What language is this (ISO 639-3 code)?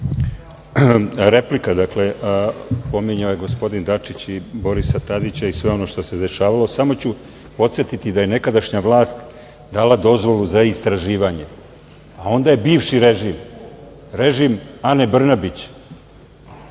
srp